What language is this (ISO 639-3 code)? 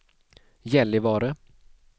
swe